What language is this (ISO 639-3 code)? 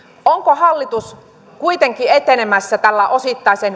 fin